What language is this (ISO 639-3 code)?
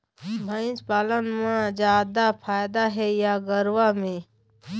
hne